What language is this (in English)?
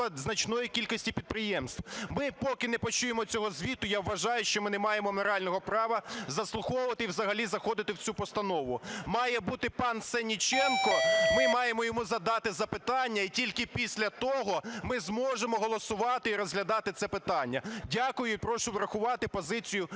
Ukrainian